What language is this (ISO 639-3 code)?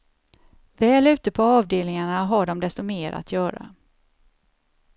swe